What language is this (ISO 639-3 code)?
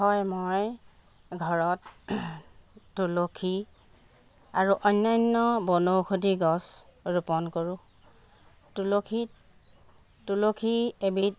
asm